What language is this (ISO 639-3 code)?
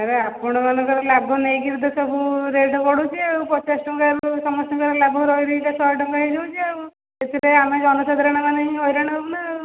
ori